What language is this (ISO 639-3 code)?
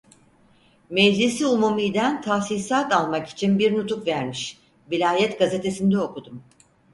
tur